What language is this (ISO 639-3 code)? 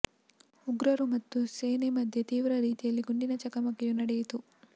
kan